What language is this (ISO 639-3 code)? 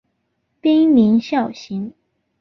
zho